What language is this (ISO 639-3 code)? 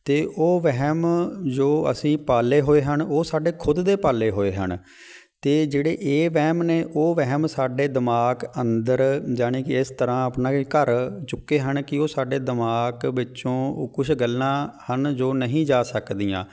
pan